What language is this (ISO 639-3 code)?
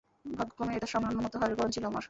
ben